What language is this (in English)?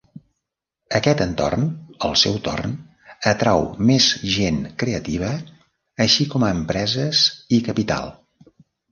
Catalan